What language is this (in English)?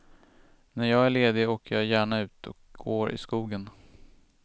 Swedish